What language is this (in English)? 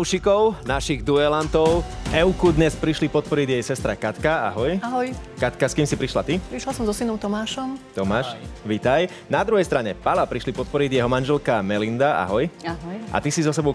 Slovak